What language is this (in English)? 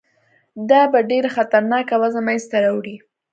Pashto